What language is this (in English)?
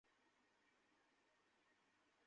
Bangla